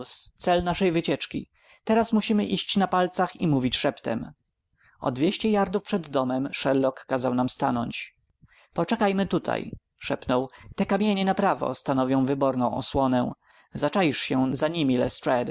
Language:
Polish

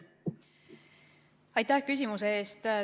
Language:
Estonian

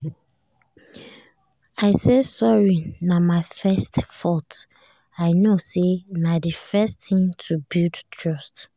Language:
Nigerian Pidgin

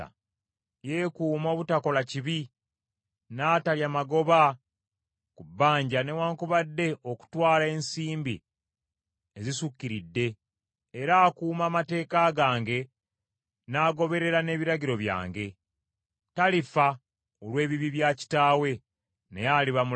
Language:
Ganda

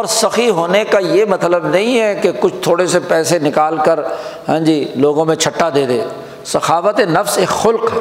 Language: Urdu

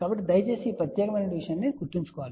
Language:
Telugu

